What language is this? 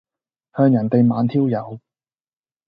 Cantonese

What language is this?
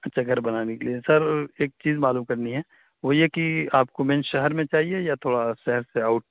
Urdu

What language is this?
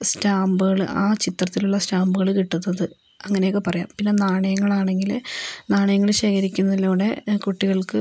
Malayalam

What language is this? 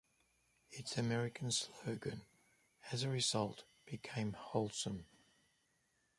English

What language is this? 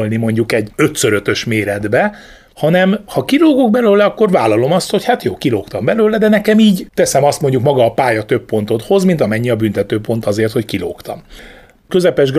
Hungarian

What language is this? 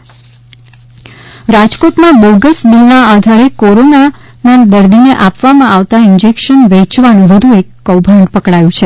Gujarati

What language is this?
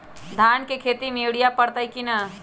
Magahi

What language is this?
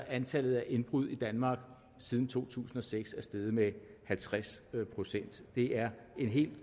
Danish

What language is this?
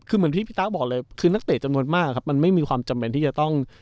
Thai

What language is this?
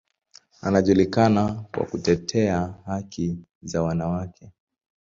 Swahili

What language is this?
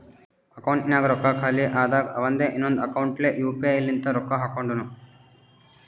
Kannada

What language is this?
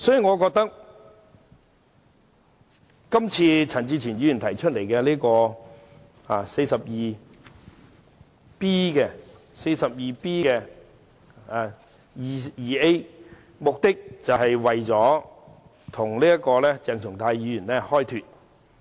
Cantonese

